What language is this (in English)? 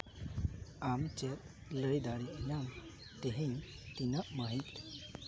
Santali